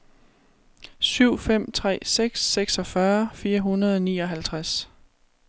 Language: Danish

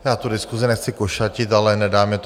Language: Czech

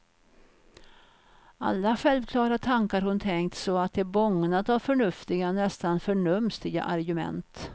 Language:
Swedish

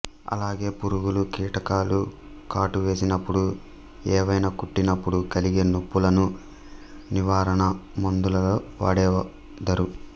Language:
Telugu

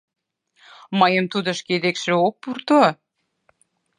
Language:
Mari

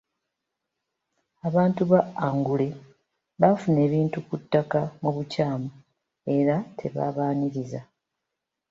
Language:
Ganda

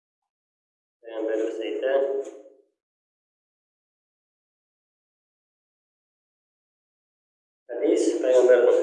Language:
Turkish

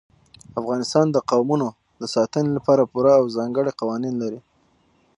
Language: Pashto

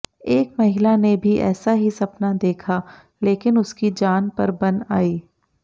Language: Hindi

